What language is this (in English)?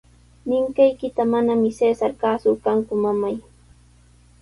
Sihuas Ancash Quechua